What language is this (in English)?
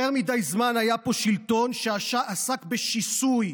Hebrew